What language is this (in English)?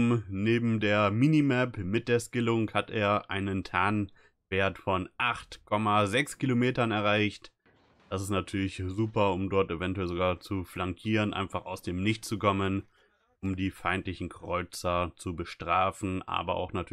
German